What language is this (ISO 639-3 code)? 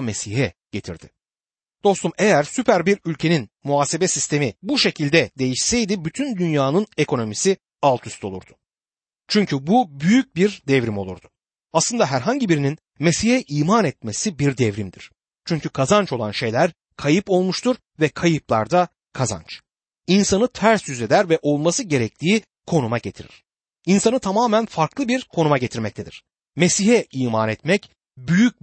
tur